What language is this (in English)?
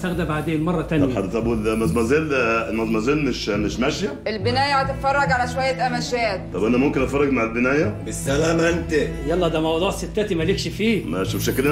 Arabic